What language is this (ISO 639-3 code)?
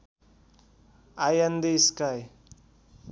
nep